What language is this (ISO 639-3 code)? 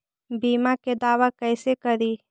mag